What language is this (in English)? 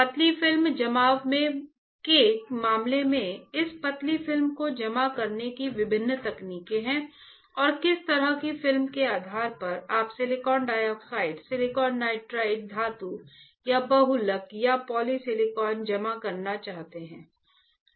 Hindi